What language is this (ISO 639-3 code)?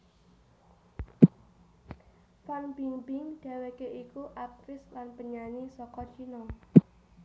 jav